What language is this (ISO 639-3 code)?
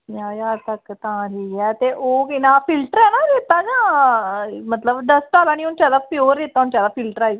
doi